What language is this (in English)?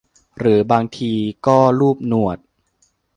Thai